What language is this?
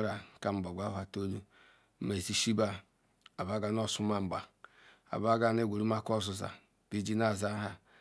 Ikwere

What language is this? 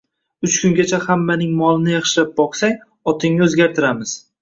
Uzbek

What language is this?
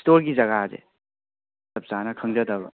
Manipuri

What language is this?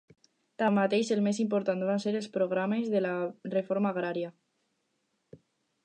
Catalan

